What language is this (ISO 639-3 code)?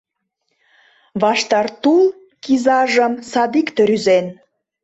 chm